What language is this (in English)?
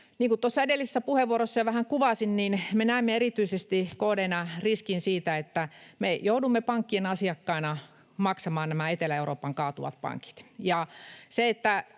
Finnish